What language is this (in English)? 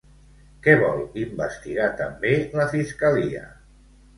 Catalan